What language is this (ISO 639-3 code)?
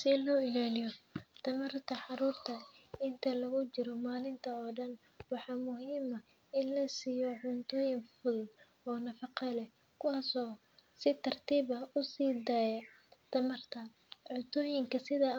som